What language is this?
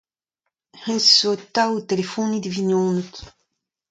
Breton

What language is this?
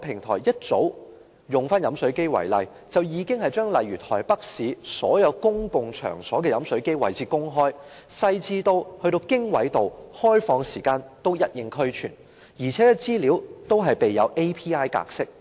Cantonese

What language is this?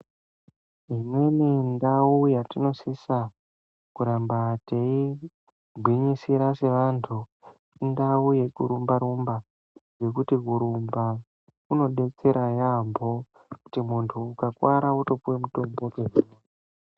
Ndau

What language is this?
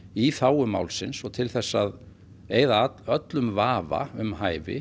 Icelandic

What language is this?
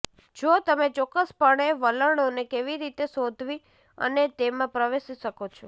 Gujarati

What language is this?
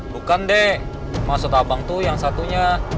Indonesian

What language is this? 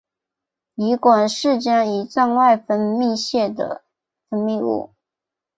Chinese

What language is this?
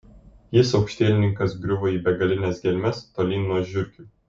Lithuanian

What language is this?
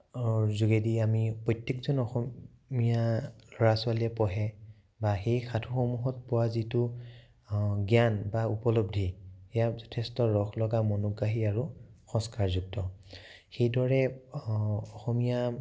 Assamese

